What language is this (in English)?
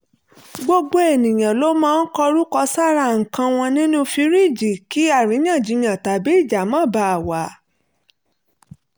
Yoruba